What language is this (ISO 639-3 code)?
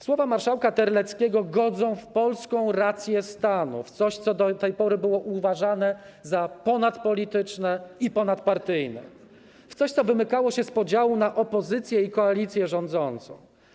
pol